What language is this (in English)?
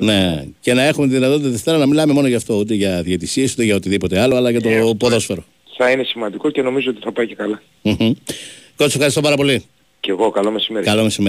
Greek